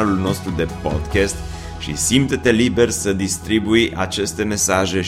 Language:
Romanian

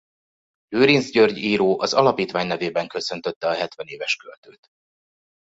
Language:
Hungarian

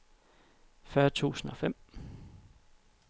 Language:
Danish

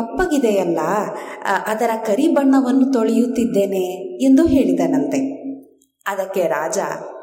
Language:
Kannada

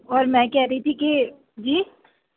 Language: Urdu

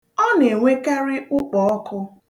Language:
Igbo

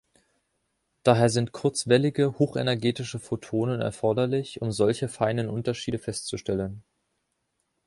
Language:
German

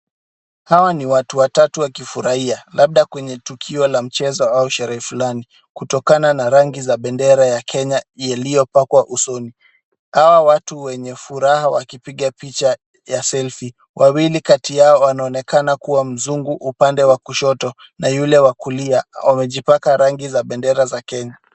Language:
Swahili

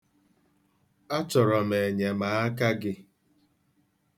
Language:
Igbo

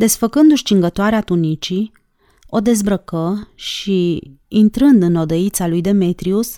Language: Romanian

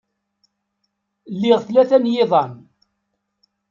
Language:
Kabyle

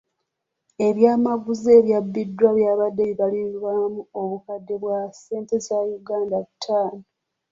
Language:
Ganda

